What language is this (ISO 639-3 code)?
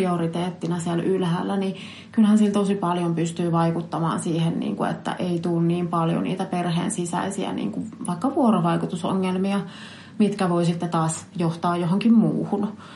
fin